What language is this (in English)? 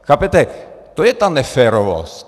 Czech